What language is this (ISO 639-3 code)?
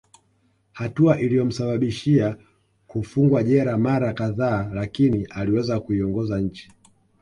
swa